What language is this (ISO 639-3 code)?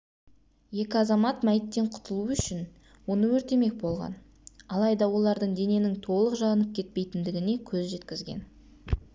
kaz